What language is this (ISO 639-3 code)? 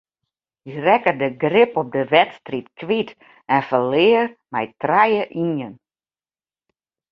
fry